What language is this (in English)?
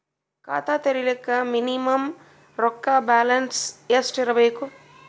Kannada